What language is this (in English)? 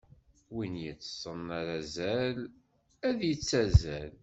Kabyle